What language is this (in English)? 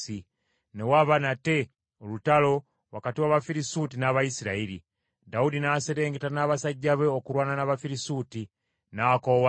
Ganda